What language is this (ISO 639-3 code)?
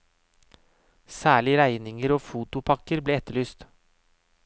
nor